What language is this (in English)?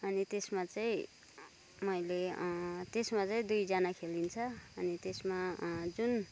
Nepali